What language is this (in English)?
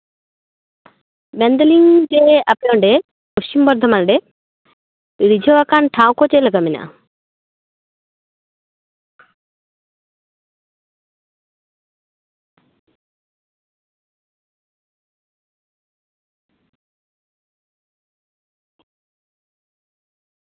Santali